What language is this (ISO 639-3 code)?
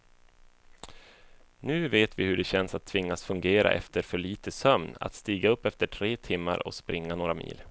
swe